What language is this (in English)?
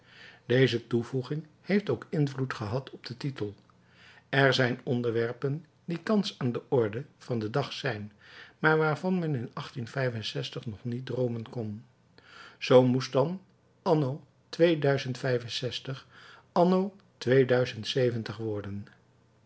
Dutch